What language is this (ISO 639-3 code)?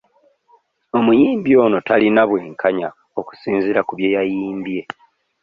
lug